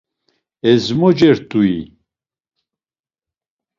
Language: Laz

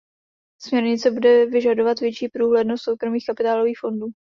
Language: Czech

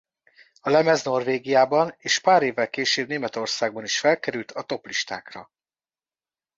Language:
Hungarian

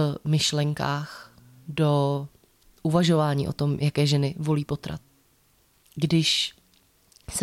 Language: Czech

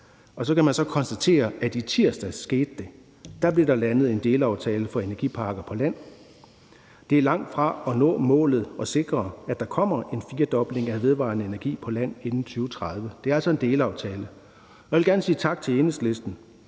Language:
Danish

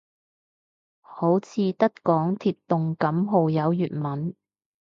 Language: Cantonese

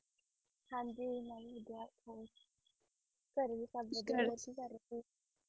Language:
Punjabi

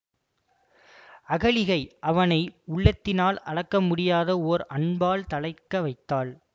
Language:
Tamil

